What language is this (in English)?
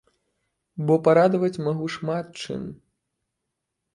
Belarusian